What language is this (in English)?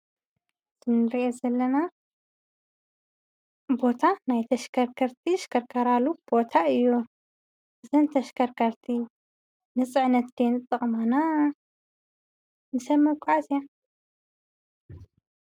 Tigrinya